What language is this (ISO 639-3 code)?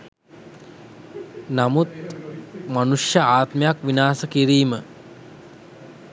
sin